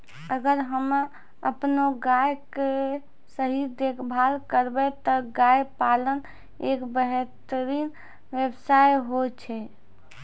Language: Maithili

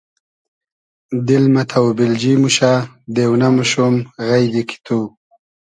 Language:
Hazaragi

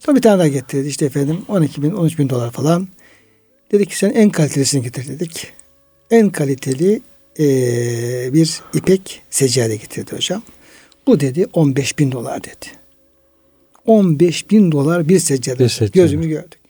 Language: Turkish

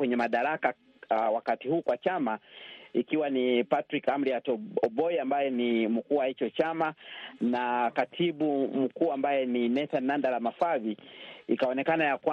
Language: Swahili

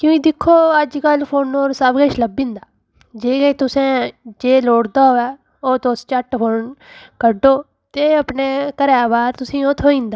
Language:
Dogri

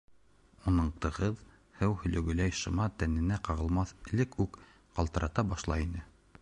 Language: Bashkir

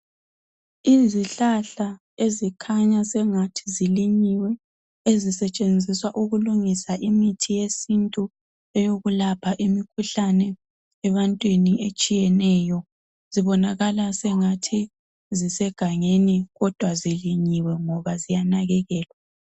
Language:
North Ndebele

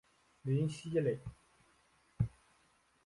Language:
Chinese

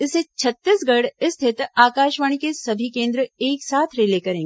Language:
Hindi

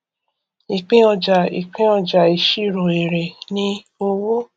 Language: Yoruba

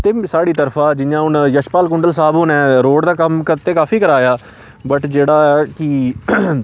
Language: Dogri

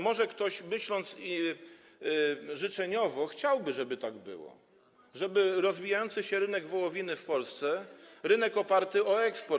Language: Polish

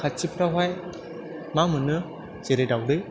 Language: Bodo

